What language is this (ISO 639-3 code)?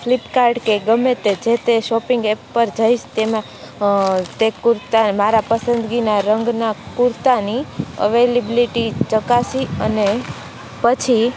guj